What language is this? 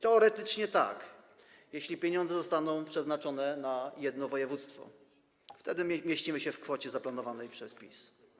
Polish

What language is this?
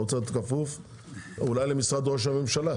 Hebrew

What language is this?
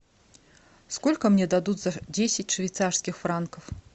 Russian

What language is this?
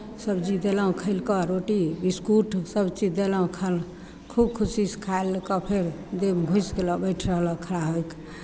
Maithili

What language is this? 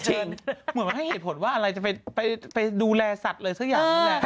Thai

